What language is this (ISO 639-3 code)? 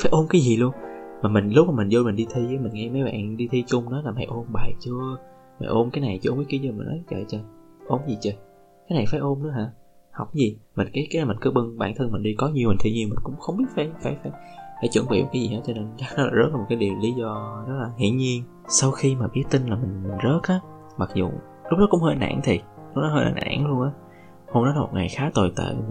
vie